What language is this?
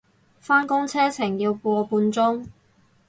Cantonese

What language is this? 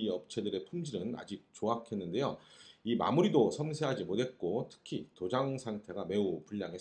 Korean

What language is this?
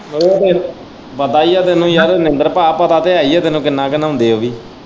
Punjabi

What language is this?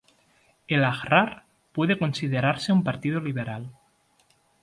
Spanish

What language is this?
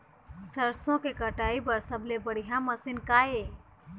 Chhattisgarhi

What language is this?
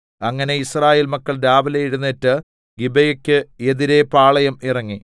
Malayalam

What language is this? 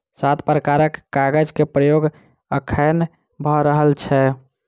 Maithili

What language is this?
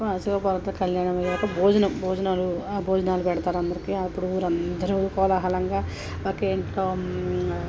Telugu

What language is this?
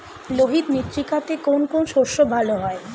Bangla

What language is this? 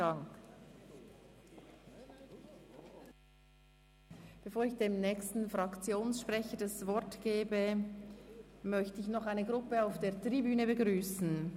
Swiss German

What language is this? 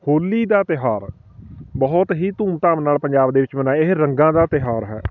Punjabi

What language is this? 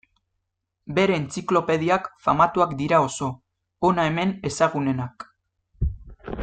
Basque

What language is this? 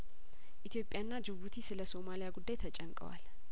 Amharic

